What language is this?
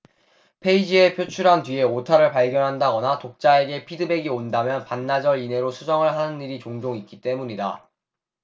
Korean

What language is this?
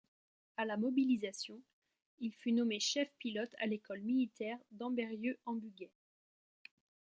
French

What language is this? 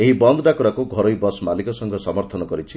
Odia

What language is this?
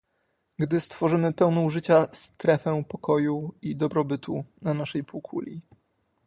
Polish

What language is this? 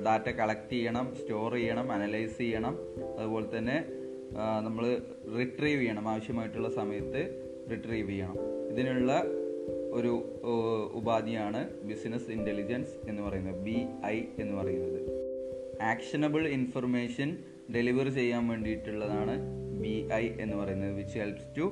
Malayalam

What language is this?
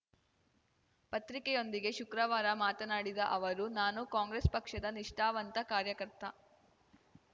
Kannada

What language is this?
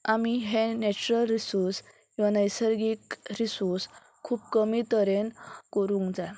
Konkani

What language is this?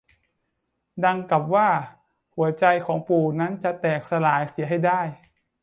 Thai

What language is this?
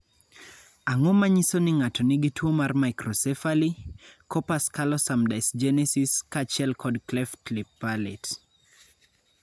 Luo (Kenya and Tanzania)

